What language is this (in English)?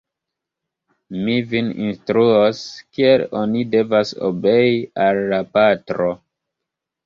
Esperanto